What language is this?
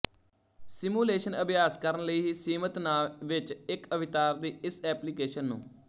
Punjabi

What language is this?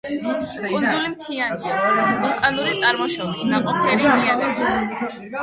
Georgian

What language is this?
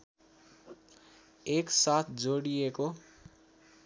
Nepali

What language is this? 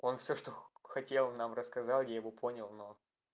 Russian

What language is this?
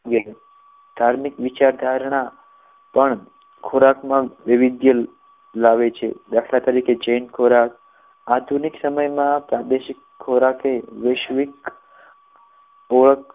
Gujarati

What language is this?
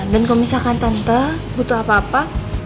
Indonesian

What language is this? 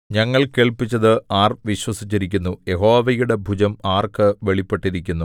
Malayalam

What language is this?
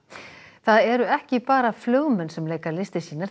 Icelandic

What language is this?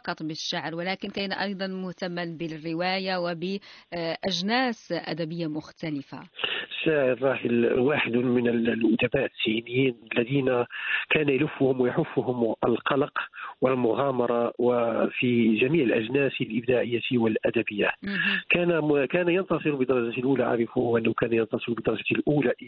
Arabic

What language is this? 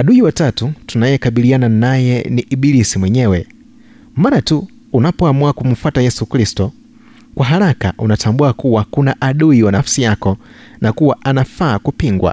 Swahili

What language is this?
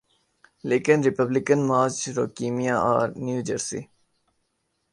Urdu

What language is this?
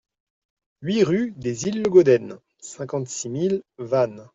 French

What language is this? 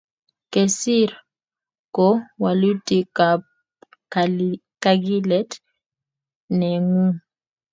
Kalenjin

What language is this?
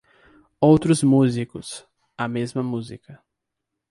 Portuguese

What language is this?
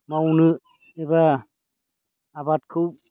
Bodo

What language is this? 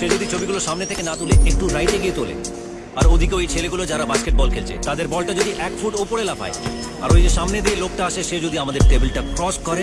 Bangla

